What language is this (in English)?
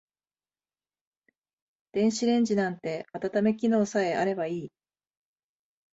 Japanese